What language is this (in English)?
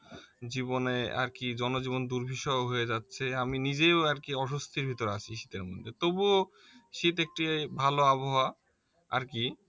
Bangla